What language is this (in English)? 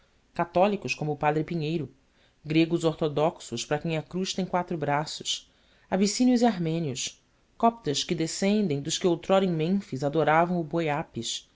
Portuguese